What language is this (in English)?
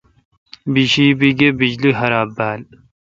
Kalkoti